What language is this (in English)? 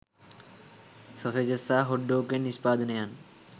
Sinhala